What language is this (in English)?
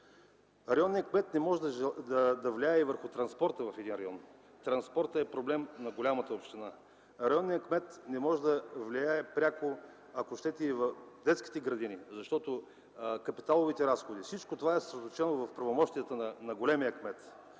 Bulgarian